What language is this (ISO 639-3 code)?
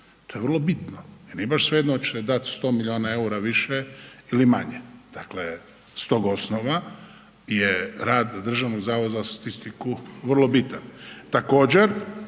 hrv